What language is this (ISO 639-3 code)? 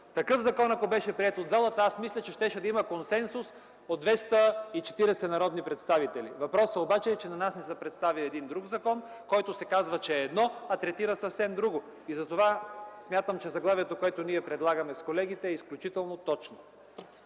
bul